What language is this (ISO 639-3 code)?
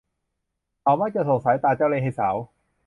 tha